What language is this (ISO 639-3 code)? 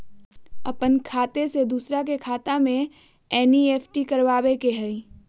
mag